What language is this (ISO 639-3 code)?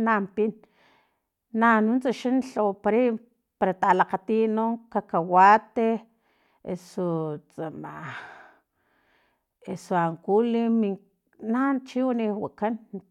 tlp